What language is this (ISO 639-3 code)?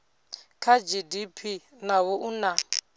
ven